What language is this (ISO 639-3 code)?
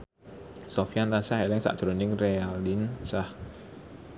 jav